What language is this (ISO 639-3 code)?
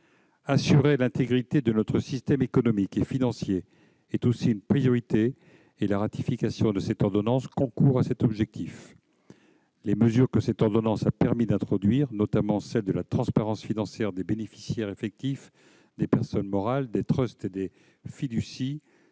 fra